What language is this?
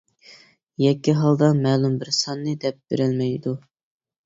Uyghur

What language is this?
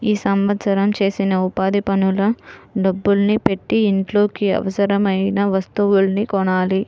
Telugu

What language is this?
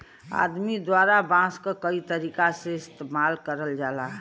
Bhojpuri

